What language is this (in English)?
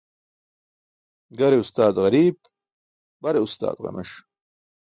Burushaski